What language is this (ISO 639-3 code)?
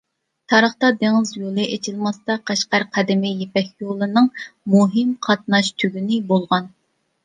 uig